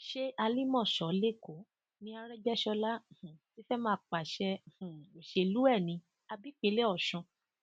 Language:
Yoruba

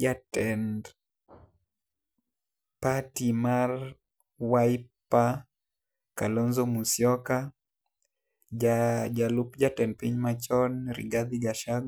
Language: Luo (Kenya and Tanzania)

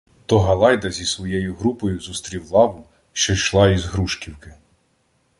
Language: Ukrainian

